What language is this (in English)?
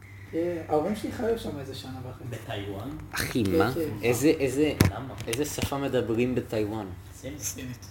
Hebrew